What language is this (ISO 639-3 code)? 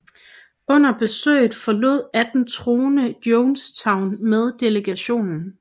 dan